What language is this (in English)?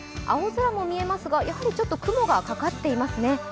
Japanese